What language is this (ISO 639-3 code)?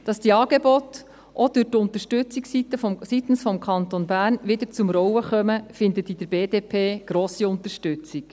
gsw